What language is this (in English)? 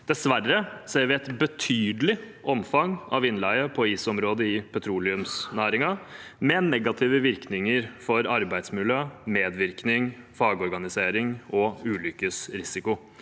Norwegian